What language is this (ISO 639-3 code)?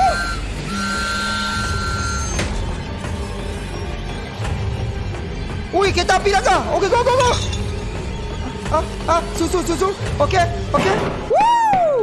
msa